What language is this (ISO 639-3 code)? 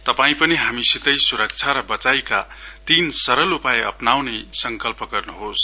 nep